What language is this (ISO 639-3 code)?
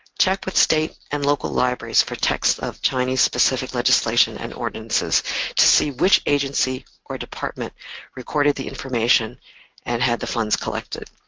eng